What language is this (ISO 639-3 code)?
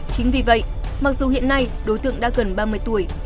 vie